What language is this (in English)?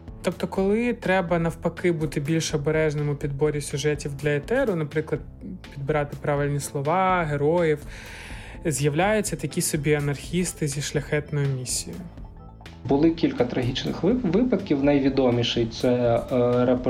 Ukrainian